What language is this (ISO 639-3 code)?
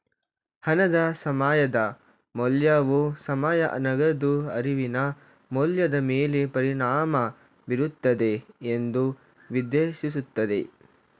kan